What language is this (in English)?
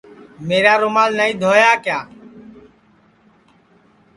Sansi